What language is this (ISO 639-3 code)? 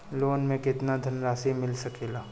bho